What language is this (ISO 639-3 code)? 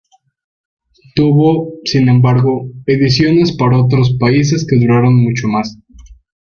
spa